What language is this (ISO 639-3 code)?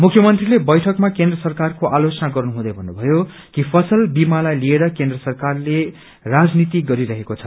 nep